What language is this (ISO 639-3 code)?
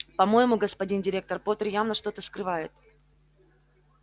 rus